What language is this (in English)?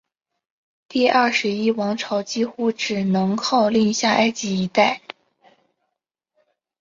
Chinese